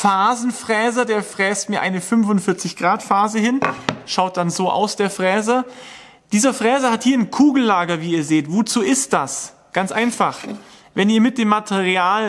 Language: German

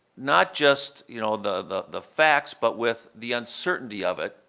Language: English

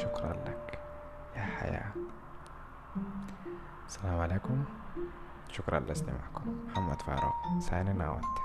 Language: Arabic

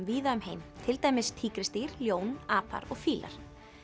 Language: Icelandic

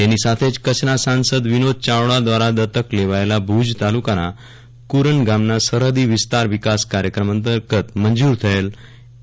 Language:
Gujarati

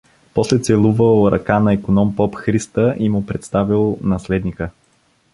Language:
Bulgarian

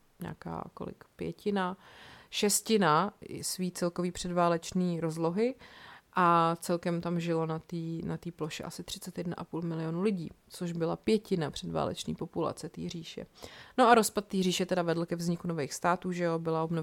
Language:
Czech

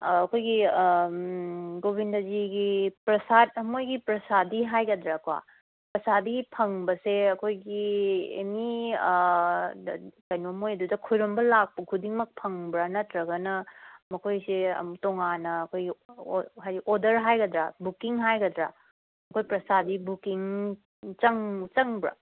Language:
Manipuri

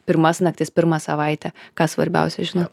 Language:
Lithuanian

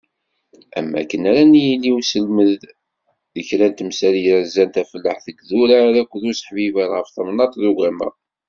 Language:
Kabyle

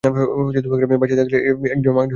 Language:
Bangla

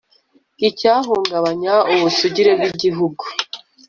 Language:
Kinyarwanda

